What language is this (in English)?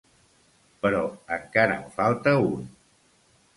Catalan